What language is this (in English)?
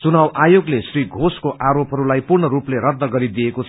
Nepali